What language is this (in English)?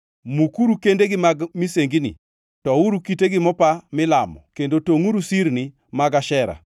Luo (Kenya and Tanzania)